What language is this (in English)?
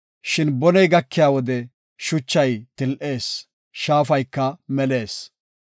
Gofa